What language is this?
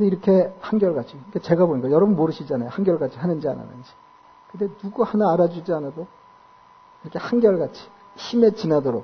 Korean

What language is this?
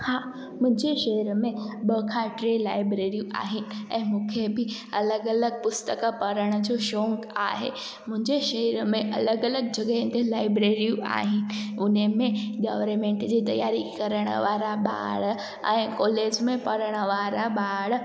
Sindhi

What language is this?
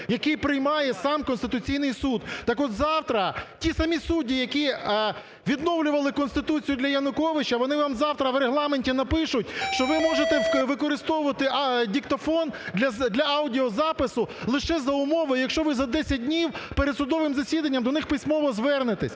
Ukrainian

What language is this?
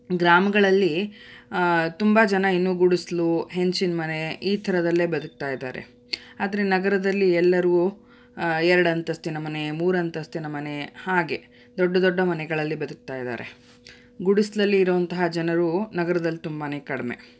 Kannada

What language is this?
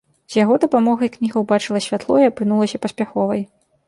Belarusian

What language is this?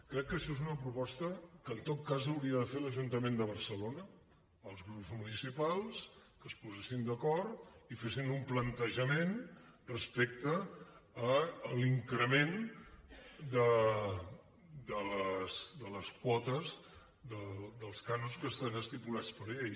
Catalan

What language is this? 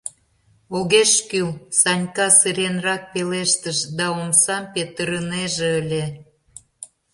Mari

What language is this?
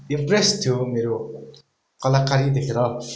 Nepali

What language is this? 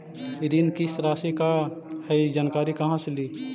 Magahi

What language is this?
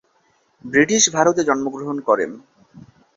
Bangla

